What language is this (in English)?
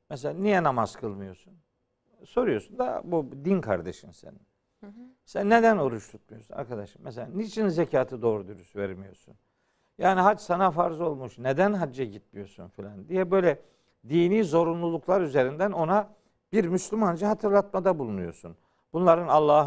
Turkish